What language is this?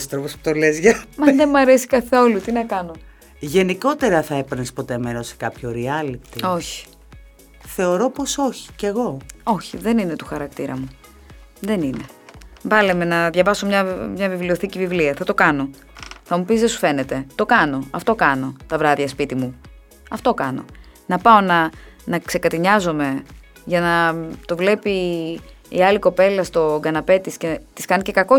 Greek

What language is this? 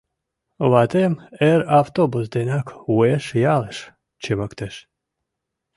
Mari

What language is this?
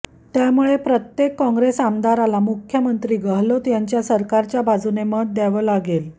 Marathi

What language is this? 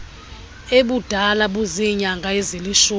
Xhosa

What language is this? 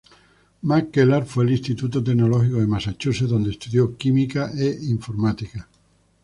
Spanish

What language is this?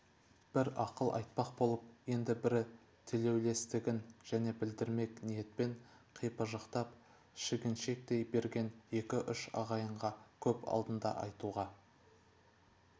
Kazakh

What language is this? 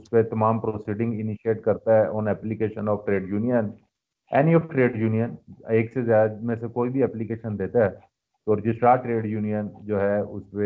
Urdu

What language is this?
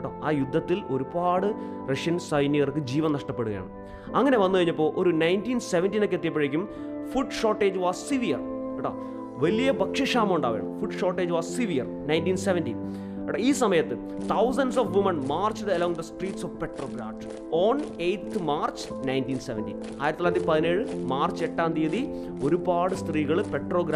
Malayalam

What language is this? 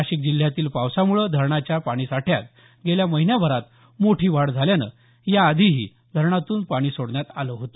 Marathi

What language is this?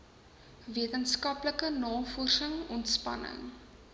Afrikaans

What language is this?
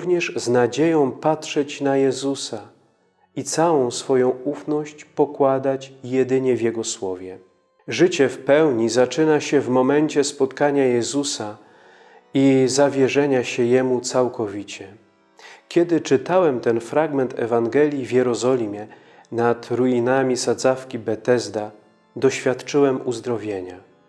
Polish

